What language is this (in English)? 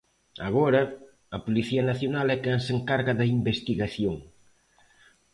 Galician